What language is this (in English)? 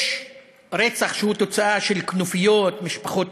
Hebrew